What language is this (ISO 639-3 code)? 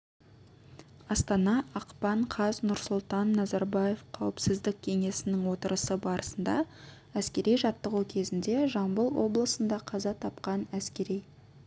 kaz